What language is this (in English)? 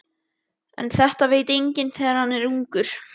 Icelandic